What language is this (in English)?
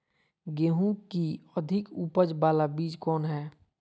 Magahi